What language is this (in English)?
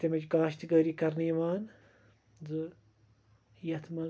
Kashmiri